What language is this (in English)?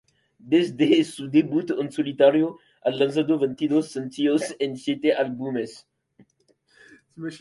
Spanish